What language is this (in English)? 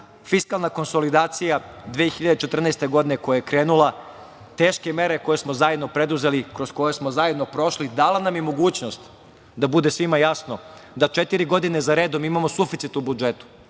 Serbian